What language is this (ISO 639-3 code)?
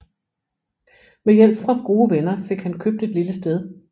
dan